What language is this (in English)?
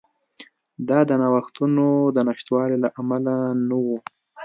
Pashto